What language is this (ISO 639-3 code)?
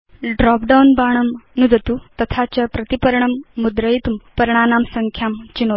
san